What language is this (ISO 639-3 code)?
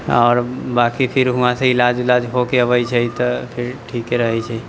mai